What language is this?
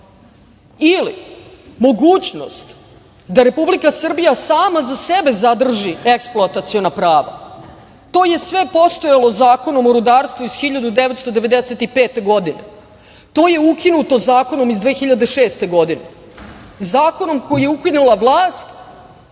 Serbian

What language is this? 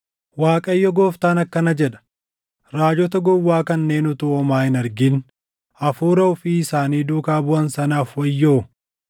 Oromo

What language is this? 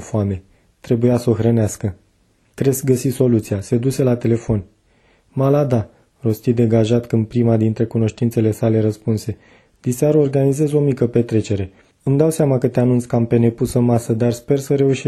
Romanian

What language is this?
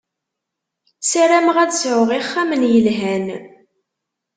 Kabyle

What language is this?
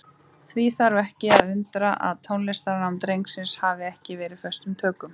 Icelandic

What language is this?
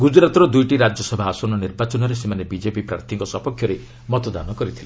Odia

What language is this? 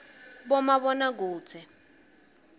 Swati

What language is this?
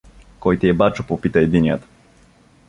Bulgarian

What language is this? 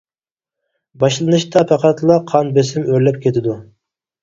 Uyghur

